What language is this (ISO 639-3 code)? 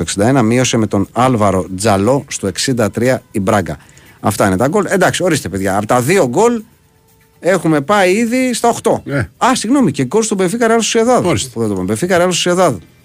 ell